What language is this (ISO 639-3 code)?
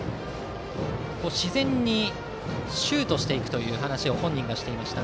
jpn